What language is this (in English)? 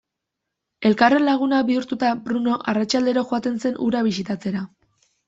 Basque